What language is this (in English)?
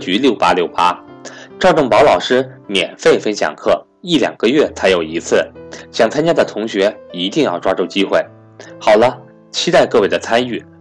Chinese